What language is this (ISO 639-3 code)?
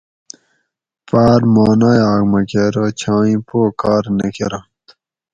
gwc